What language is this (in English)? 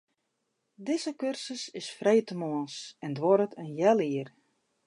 Western Frisian